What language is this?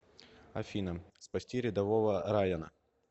Russian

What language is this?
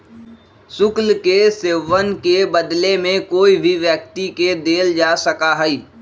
Magahi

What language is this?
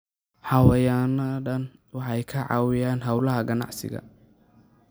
Somali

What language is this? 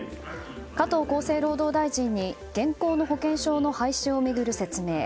Japanese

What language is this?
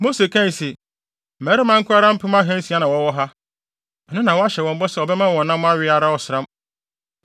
Akan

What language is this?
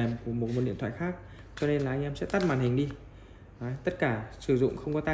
Vietnamese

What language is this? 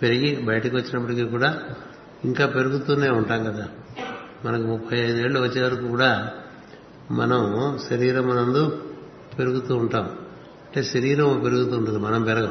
Telugu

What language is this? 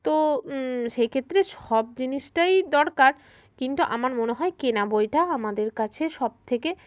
Bangla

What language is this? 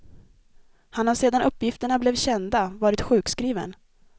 Swedish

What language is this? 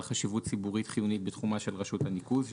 Hebrew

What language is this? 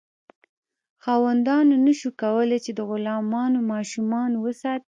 Pashto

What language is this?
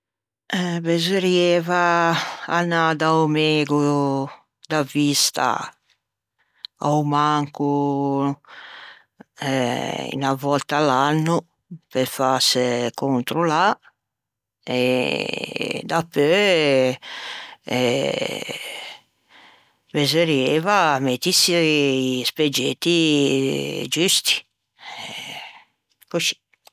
Ligurian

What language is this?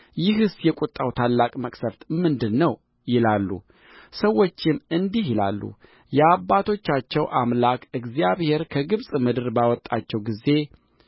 Amharic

